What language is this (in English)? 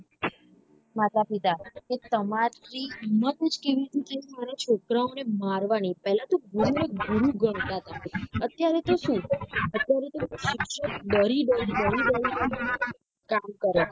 Gujarati